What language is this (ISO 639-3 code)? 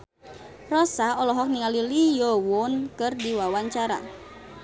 sun